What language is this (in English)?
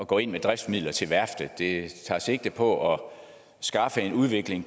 Danish